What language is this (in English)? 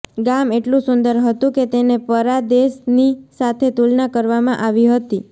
Gujarati